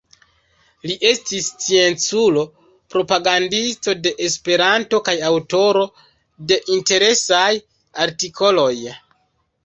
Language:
Esperanto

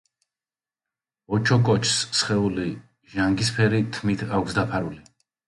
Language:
Georgian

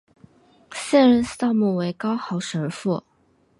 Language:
Chinese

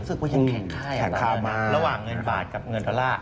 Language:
Thai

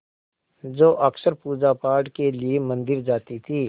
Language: Hindi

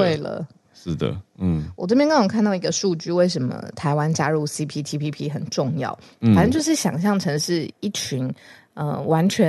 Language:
Chinese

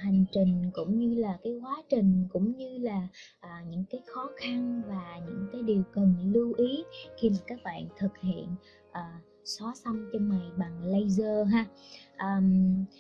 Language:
Vietnamese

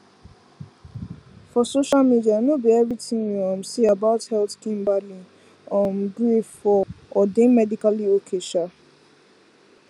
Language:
Nigerian Pidgin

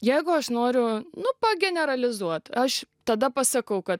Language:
Lithuanian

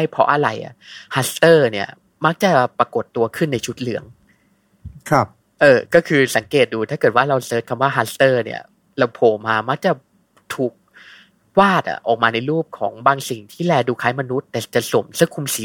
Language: Thai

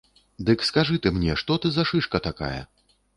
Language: Belarusian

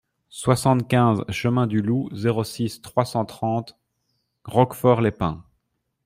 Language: French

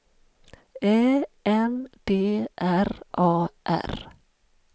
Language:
Swedish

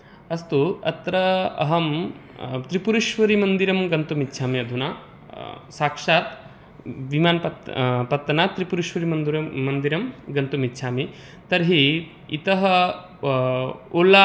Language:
Sanskrit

